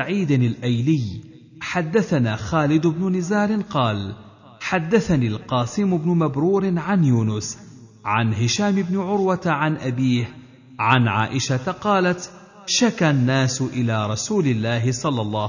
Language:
Arabic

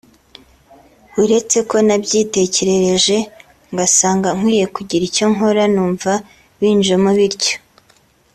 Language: Kinyarwanda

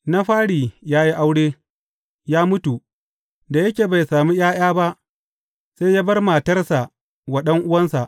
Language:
Hausa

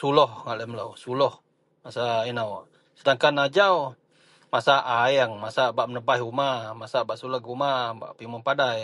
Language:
Central Melanau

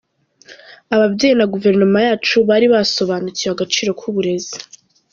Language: Kinyarwanda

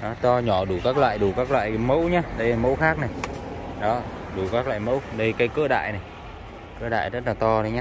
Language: Vietnamese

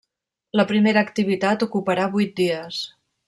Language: Catalan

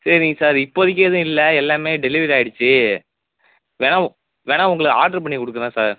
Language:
Tamil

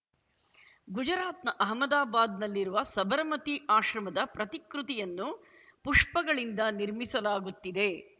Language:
Kannada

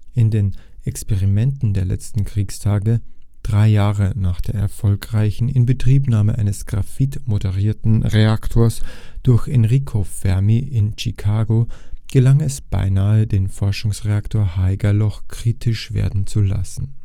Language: German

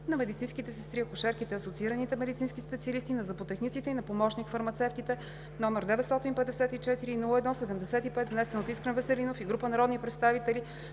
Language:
Bulgarian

